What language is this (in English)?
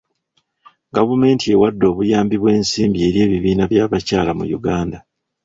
Ganda